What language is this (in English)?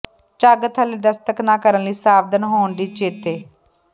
Punjabi